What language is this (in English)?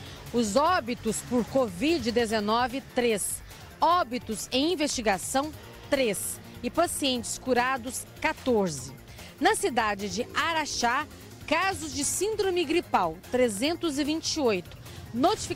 Portuguese